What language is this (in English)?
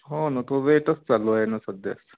Marathi